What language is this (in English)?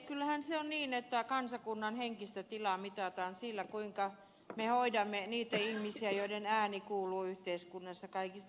Finnish